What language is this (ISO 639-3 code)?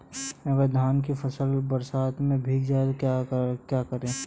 hin